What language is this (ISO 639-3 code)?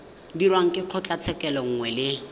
tsn